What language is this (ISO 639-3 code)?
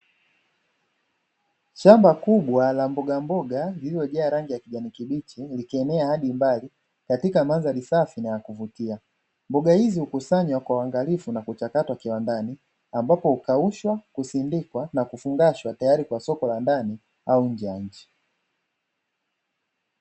swa